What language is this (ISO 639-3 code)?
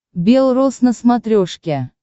rus